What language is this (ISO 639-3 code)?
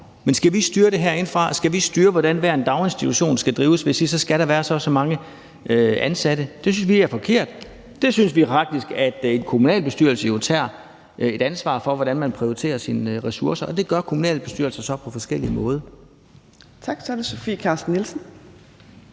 dan